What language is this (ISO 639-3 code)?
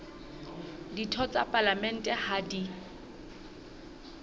sot